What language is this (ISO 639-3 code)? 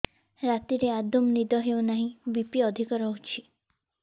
ori